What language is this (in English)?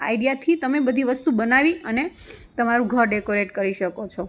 Gujarati